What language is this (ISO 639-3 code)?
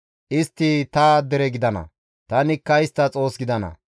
gmv